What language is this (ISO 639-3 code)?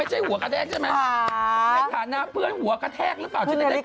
tha